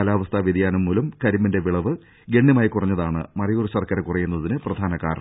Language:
Malayalam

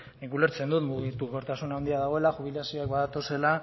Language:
Basque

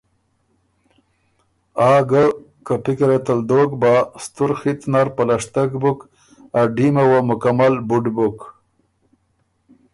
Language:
Ormuri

